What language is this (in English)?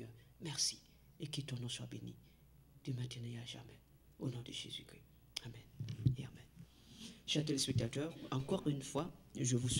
French